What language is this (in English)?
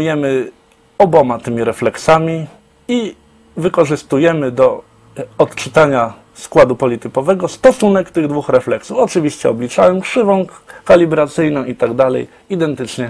Polish